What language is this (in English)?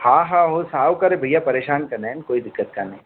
Sindhi